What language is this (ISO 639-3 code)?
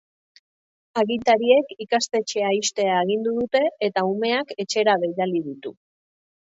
eus